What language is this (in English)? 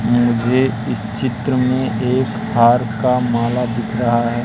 Hindi